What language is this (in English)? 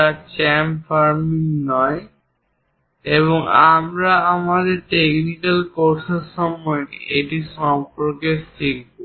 Bangla